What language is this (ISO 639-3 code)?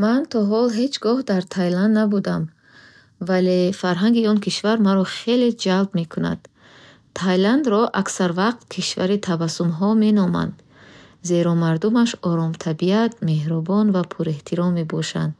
bhh